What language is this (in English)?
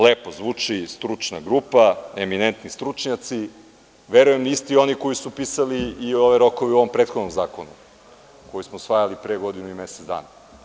Serbian